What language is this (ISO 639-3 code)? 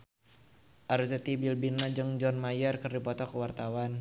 sun